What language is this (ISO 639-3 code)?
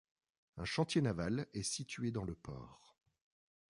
fra